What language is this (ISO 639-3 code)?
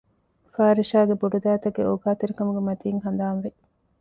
div